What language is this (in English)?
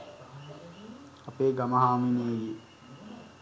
Sinhala